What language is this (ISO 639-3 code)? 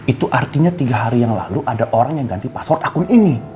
ind